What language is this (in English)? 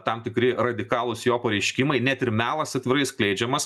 Lithuanian